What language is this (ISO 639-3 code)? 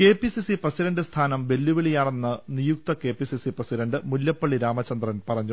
mal